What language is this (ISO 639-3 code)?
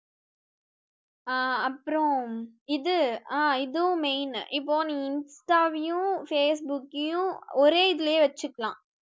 tam